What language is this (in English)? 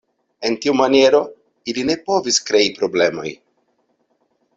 Esperanto